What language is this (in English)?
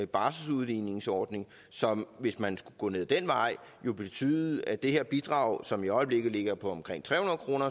Danish